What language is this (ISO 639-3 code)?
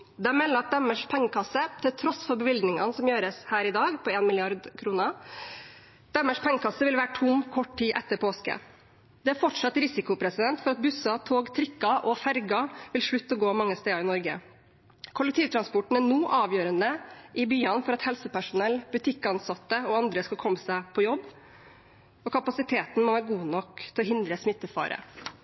nob